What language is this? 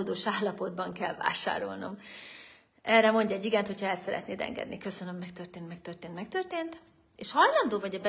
Hungarian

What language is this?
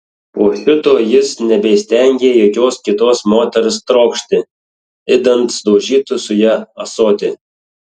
Lithuanian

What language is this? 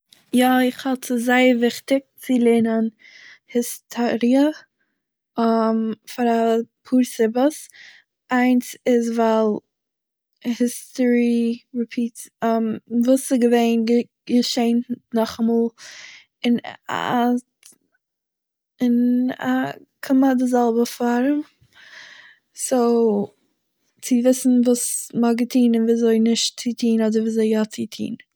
Yiddish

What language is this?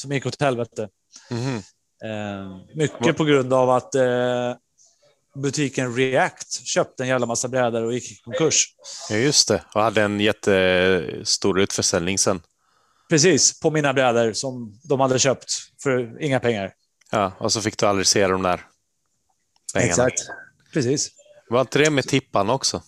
Swedish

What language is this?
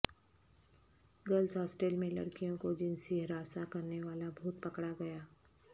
Urdu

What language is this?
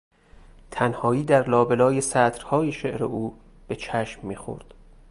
Persian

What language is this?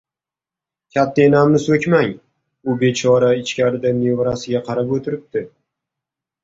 Uzbek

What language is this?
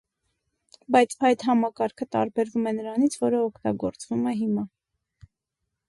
Armenian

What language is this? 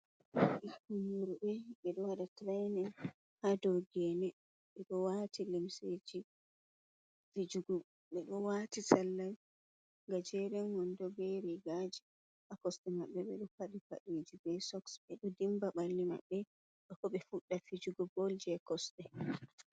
Fula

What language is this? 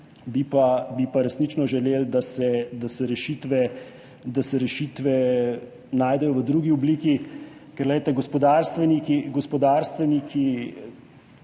Slovenian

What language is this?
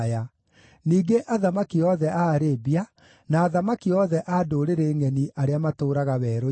Kikuyu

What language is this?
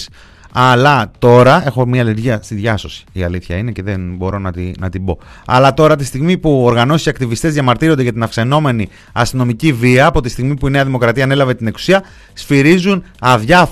Greek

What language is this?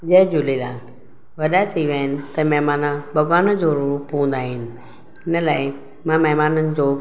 Sindhi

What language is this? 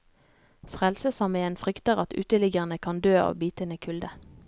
Norwegian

